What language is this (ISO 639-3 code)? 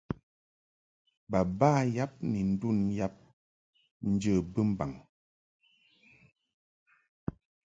mhk